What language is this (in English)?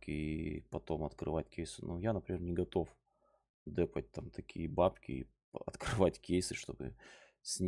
Russian